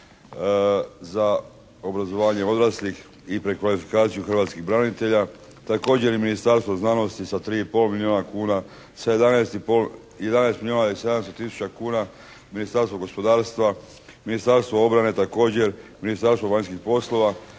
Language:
Croatian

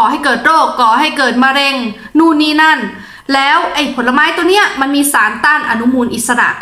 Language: Thai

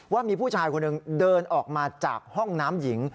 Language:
Thai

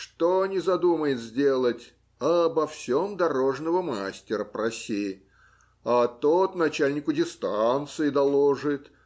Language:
Russian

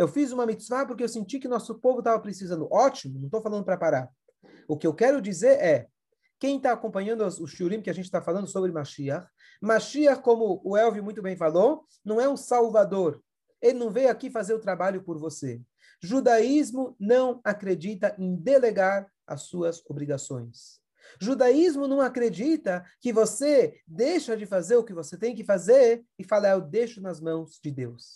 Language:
Portuguese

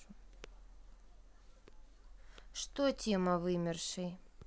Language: Russian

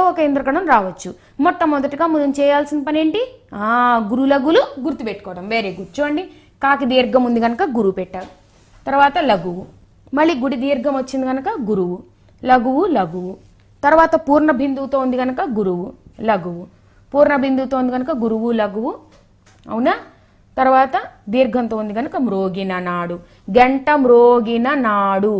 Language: Telugu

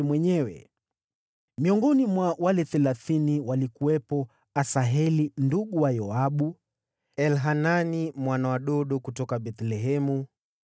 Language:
Swahili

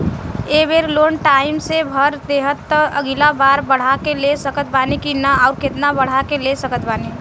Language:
Bhojpuri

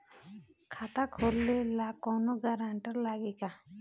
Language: Bhojpuri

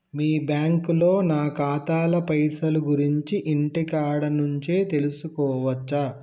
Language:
Telugu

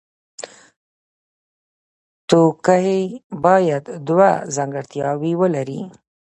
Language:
Pashto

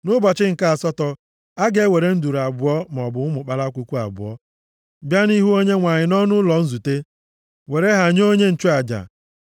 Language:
Igbo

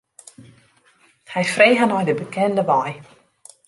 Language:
Western Frisian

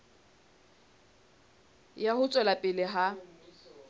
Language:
Southern Sotho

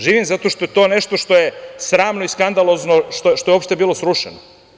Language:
Serbian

